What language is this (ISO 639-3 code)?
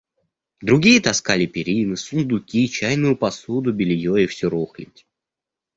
rus